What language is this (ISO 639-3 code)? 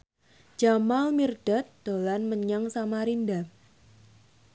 jav